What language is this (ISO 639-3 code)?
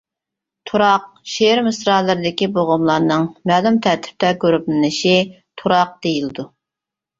uig